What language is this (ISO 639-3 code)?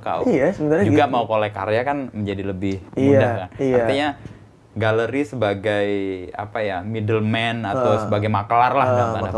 ind